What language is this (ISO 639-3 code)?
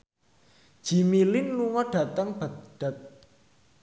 jav